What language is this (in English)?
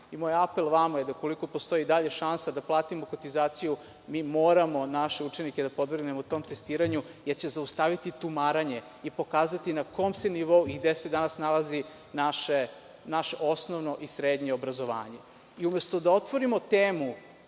Serbian